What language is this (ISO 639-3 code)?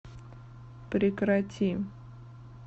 rus